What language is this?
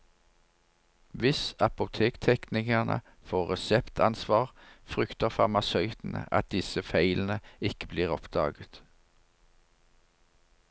Norwegian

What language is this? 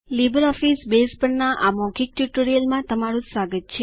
Gujarati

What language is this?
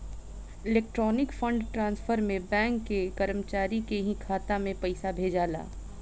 Bhojpuri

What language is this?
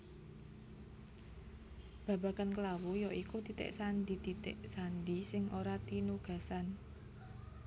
Javanese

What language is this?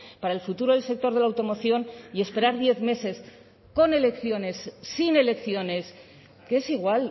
Spanish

